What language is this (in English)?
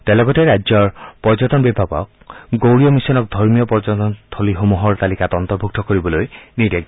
Assamese